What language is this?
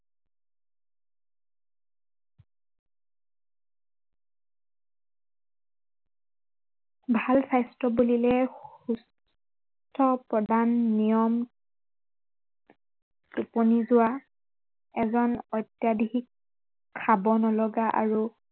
Assamese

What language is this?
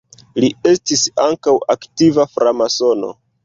Esperanto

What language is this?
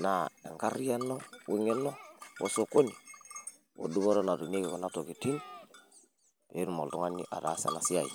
Masai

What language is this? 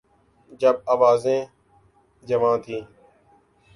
Urdu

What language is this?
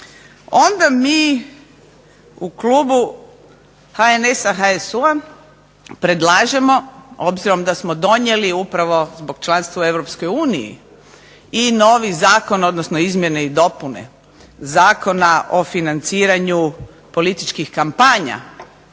Croatian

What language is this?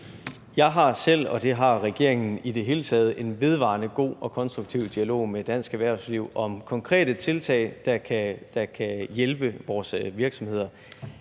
Danish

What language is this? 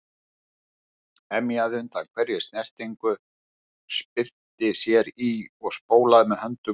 Icelandic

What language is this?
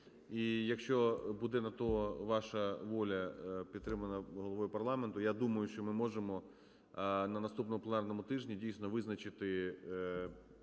Ukrainian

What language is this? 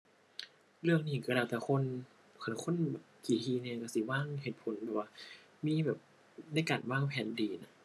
Thai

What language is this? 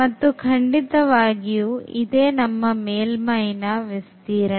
Kannada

